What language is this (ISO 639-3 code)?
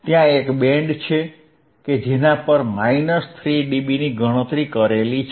guj